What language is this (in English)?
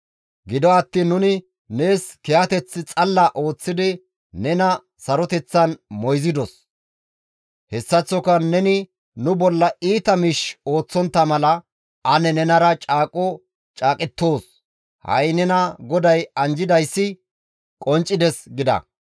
Gamo